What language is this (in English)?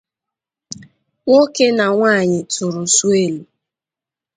Igbo